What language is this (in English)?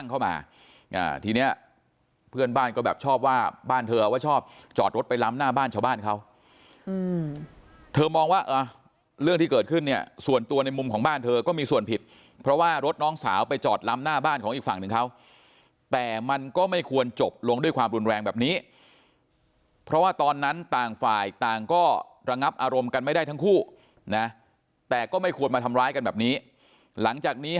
Thai